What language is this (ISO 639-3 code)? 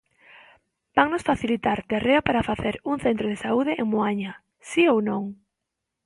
glg